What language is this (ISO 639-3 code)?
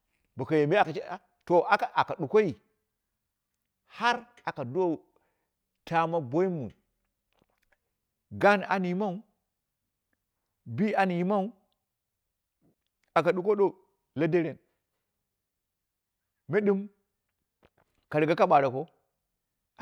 kna